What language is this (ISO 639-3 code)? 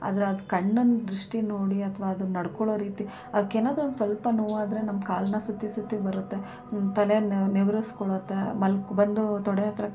kan